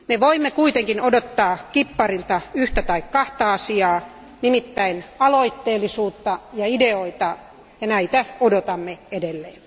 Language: Finnish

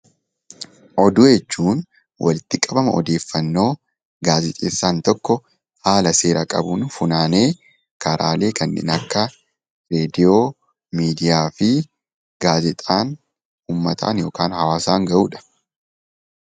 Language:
Oromo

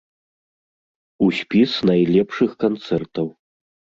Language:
Belarusian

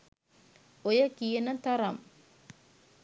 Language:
Sinhala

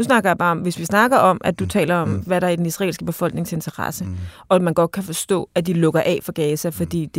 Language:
Danish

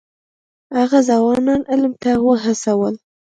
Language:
Pashto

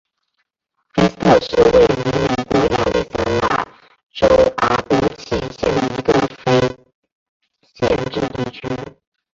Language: Chinese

